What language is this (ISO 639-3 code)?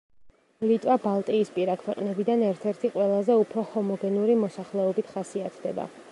kat